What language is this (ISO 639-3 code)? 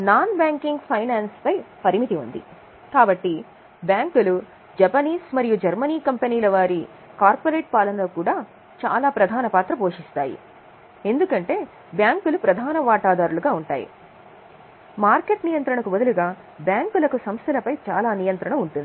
tel